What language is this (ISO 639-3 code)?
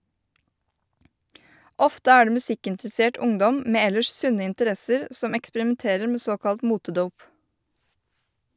nor